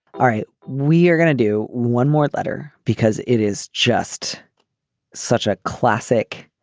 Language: English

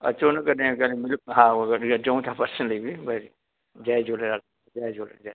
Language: Sindhi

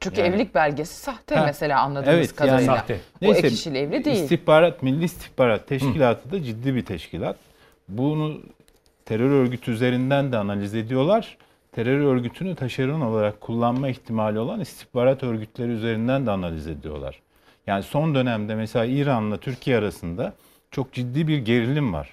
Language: Turkish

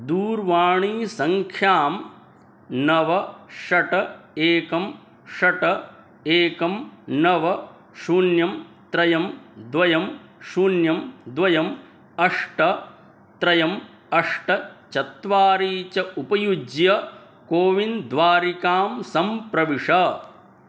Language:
Sanskrit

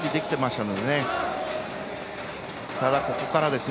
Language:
Japanese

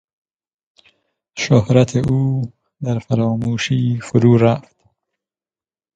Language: Persian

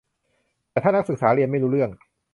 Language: Thai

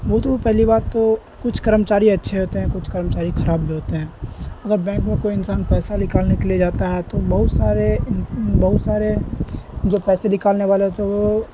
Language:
Urdu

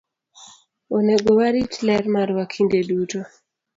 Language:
Luo (Kenya and Tanzania)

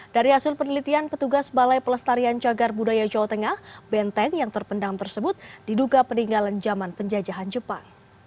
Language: Indonesian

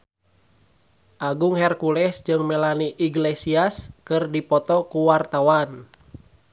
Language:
Sundanese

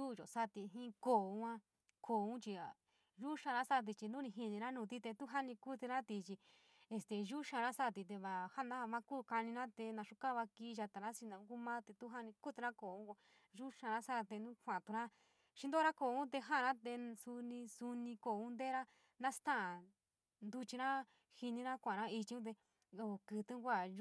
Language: San Miguel El Grande Mixtec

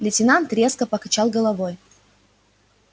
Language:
Russian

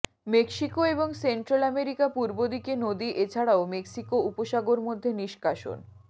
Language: Bangla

